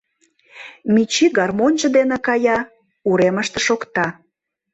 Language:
Mari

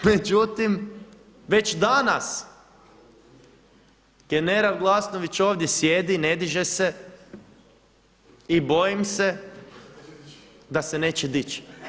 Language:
Croatian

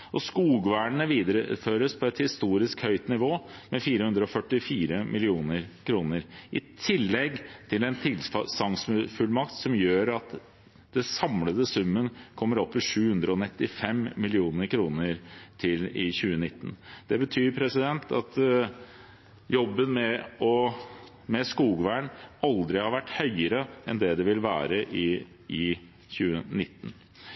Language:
Norwegian Bokmål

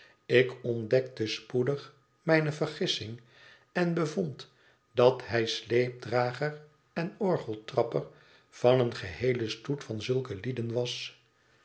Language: Dutch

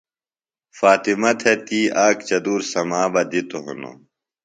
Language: Phalura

